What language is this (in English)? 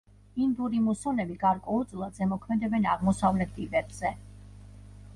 Georgian